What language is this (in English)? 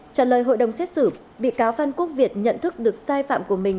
Vietnamese